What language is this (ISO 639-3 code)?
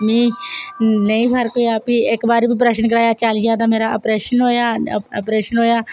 doi